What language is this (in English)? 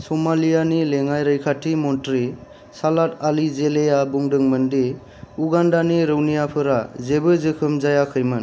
Bodo